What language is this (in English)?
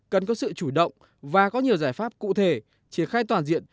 Vietnamese